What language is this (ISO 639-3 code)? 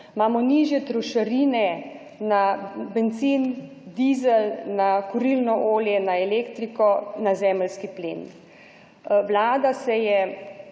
slv